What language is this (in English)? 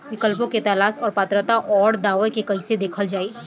Bhojpuri